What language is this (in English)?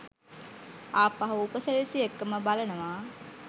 Sinhala